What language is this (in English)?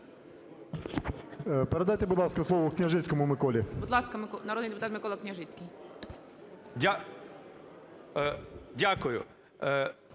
Ukrainian